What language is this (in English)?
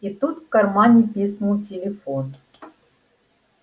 Russian